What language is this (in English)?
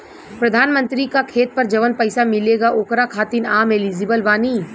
Bhojpuri